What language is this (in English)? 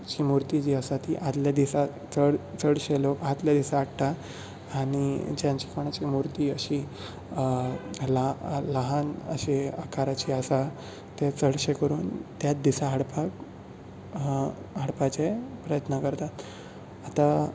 Konkani